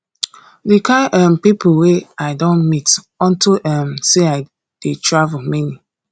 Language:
Nigerian Pidgin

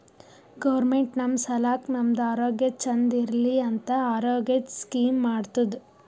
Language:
Kannada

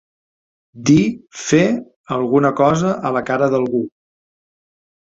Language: Catalan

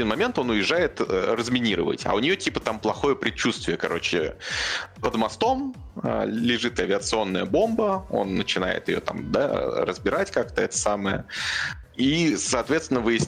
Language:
Russian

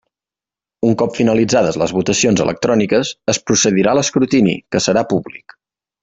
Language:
Catalan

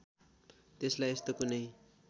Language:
Nepali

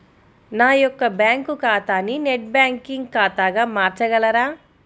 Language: Telugu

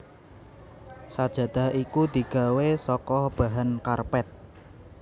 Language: Javanese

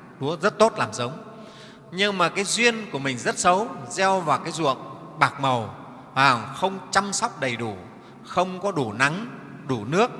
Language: Vietnamese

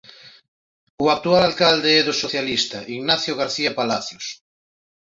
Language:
Galician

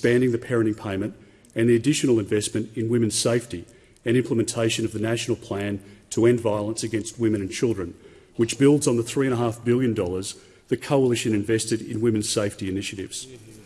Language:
English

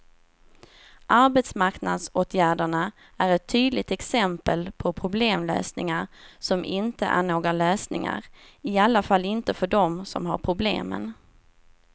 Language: Swedish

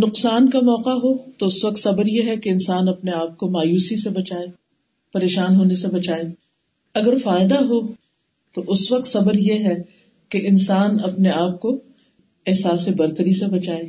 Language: Urdu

